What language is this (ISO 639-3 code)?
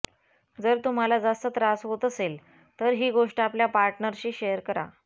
mar